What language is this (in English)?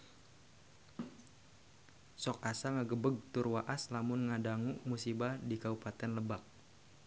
Sundanese